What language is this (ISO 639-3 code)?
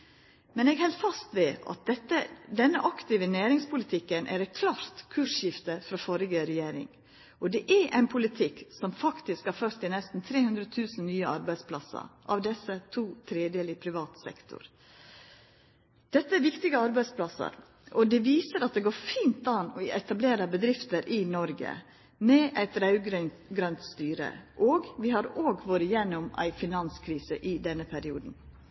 nno